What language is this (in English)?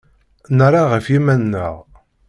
Kabyle